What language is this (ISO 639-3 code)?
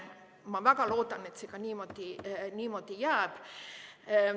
est